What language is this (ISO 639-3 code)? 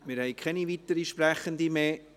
gsw